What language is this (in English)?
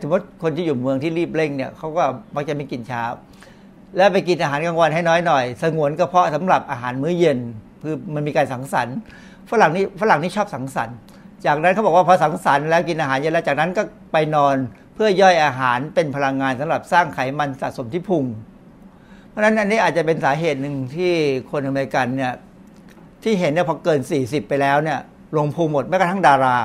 Thai